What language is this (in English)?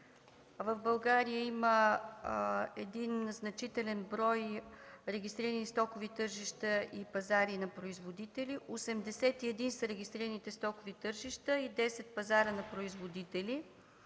Bulgarian